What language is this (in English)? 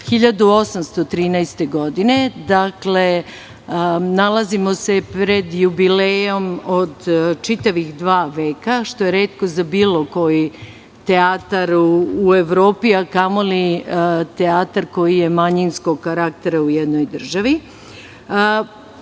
Serbian